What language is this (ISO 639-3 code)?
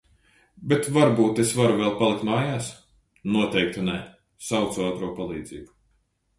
lav